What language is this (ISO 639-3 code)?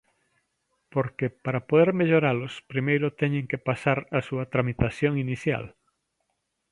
glg